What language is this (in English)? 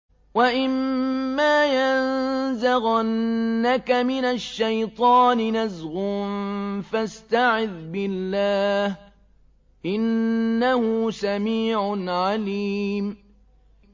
Arabic